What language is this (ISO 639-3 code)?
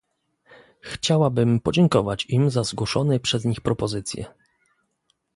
pol